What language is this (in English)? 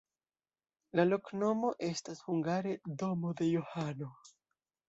Esperanto